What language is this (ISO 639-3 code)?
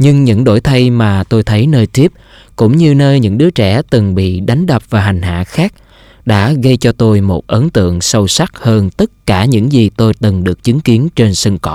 vie